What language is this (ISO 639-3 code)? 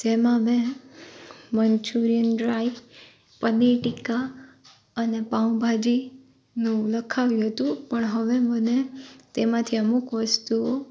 guj